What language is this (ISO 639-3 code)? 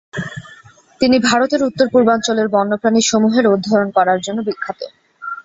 ben